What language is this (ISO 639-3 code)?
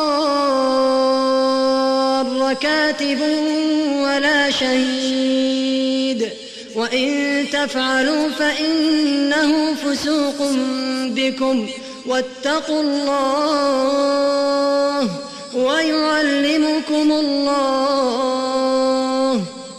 ara